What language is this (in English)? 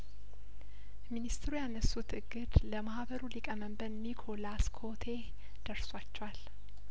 Amharic